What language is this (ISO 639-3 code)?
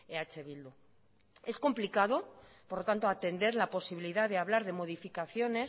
spa